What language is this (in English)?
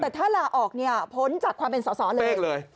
Thai